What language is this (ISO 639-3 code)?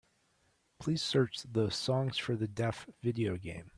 eng